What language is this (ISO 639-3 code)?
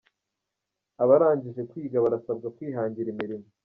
kin